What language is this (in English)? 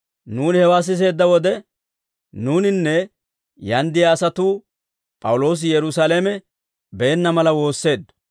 Dawro